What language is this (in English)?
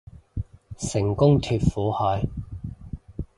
Cantonese